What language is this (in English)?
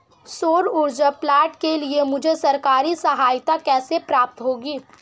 Hindi